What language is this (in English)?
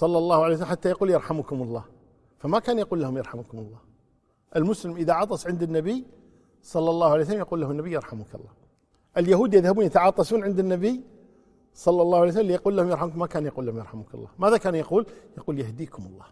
Arabic